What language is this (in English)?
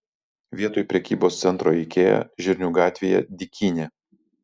Lithuanian